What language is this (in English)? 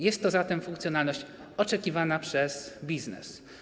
Polish